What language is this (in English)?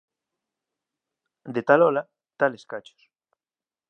Galician